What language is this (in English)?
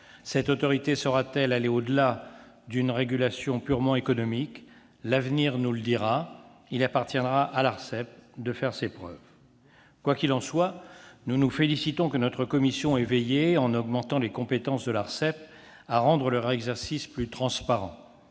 French